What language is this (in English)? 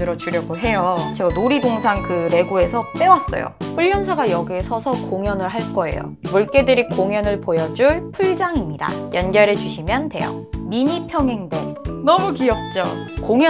Korean